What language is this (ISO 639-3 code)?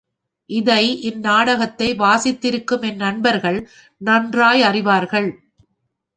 tam